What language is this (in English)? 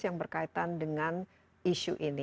Indonesian